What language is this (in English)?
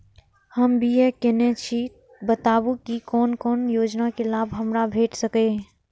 Maithili